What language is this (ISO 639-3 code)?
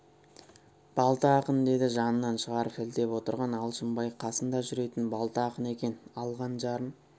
kaz